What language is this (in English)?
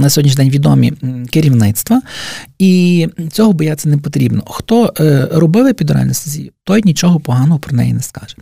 Ukrainian